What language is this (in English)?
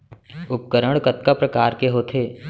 Chhattisgarhi